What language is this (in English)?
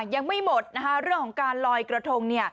Thai